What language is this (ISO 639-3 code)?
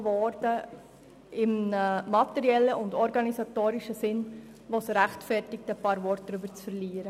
gsw